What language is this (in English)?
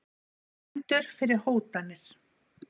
Icelandic